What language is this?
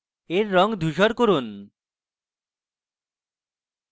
Bangla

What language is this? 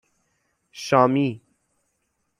Persian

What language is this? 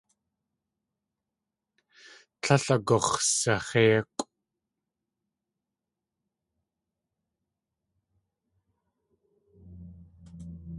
Tlingit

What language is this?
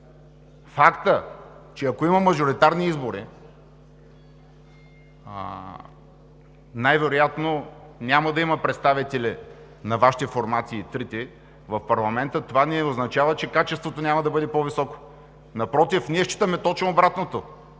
Bulgarian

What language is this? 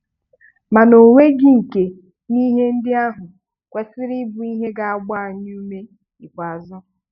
Igbo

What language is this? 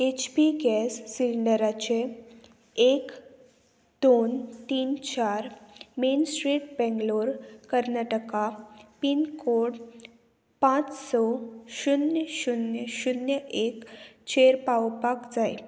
Konkani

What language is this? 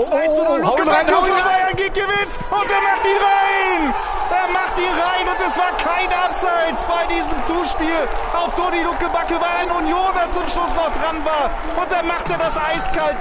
German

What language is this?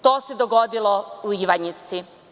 Serbian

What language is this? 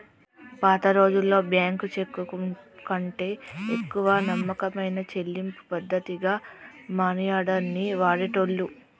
Telugu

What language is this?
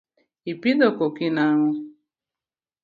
Luo (Kenya and Tanzania)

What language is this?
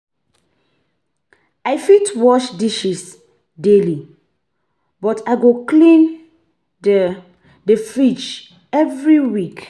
Nigerian Pidgin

